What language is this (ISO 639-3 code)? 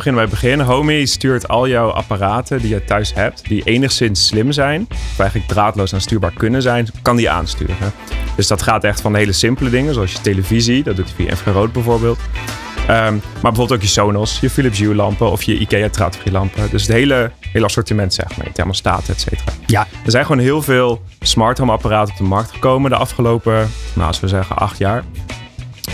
nld